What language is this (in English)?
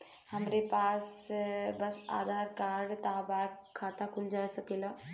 Bhojpuri